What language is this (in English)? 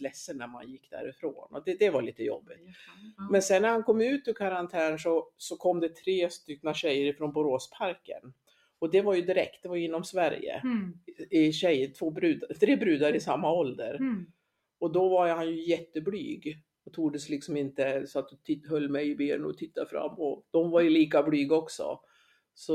Swedish